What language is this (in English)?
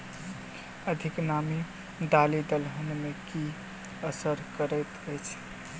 Maithili